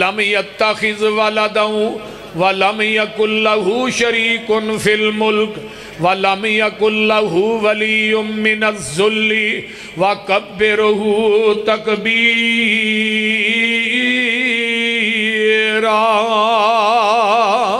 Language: Punjabi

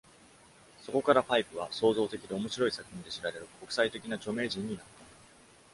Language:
Japanese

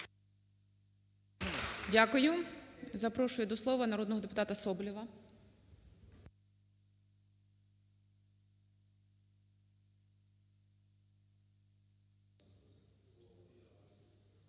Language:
Ukrainian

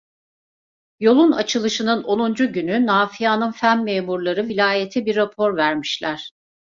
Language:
Turkish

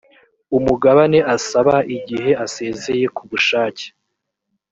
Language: Kinyarwanda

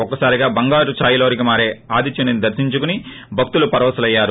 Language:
Telugu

